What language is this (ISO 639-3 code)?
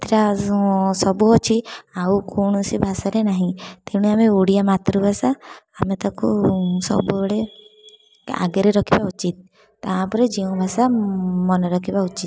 ori